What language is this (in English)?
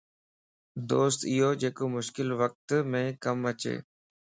Lasi